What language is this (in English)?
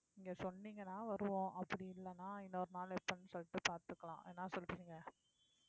Tamil